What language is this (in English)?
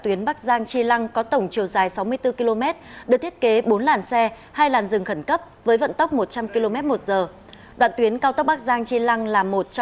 Vietnamese